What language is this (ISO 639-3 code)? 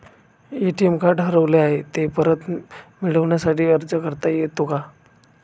mar